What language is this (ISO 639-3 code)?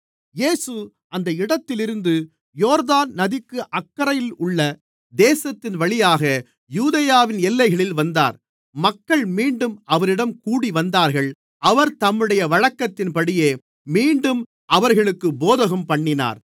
tam